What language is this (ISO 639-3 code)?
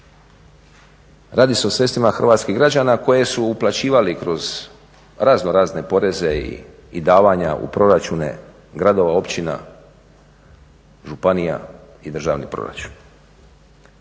hrv